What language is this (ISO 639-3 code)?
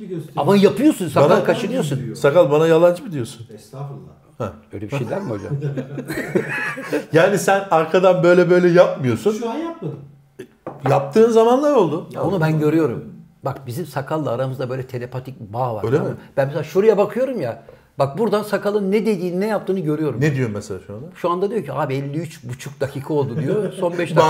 tur